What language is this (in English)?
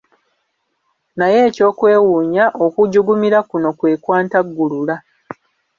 Ganda